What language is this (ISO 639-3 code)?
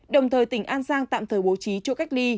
vie